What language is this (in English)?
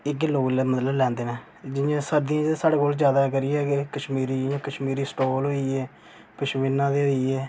Dogri